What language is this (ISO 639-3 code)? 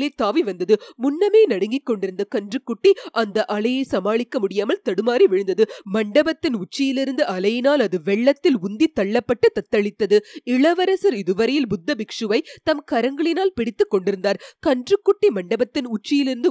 tam